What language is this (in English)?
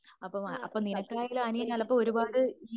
Malayalam